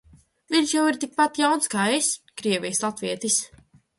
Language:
Latvian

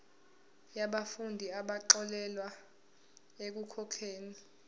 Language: Zulu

